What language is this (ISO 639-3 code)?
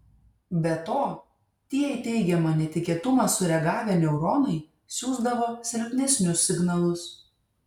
lit